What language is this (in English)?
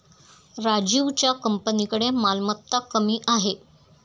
Marathi